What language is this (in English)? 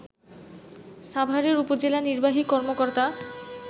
Bangla